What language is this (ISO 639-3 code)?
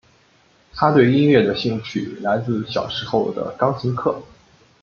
zho